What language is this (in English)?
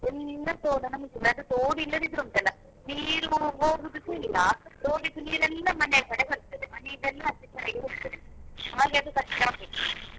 Kannada